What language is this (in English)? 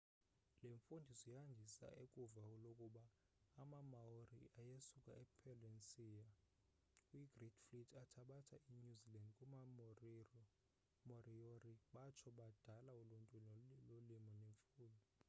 Xhosa